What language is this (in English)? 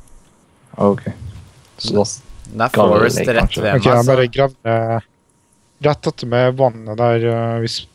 Norwegian